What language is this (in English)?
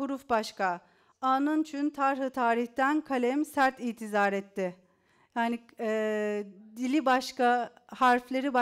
Turkish